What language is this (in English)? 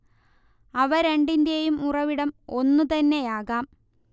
Malayalam